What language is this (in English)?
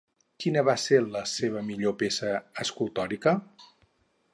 Catalan